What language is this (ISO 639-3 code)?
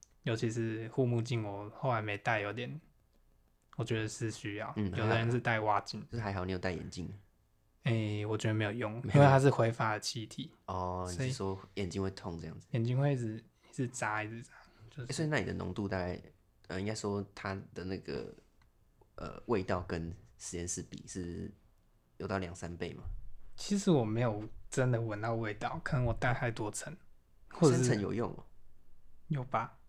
zho